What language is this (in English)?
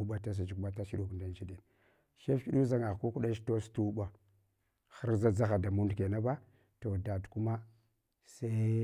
Hwana